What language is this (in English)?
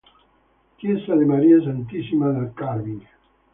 Italian